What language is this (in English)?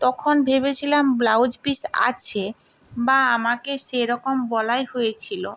Bangla